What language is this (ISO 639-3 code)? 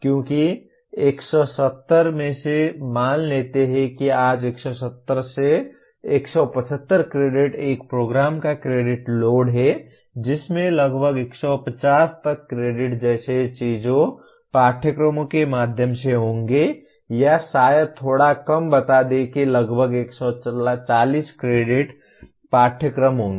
hin